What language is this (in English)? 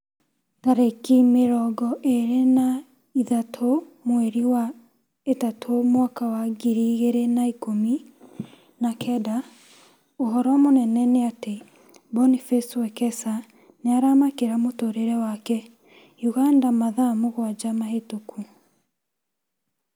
Kikuyu